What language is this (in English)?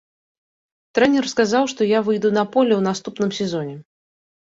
Belarusian